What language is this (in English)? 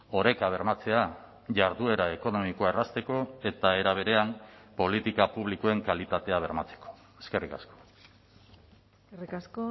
Basque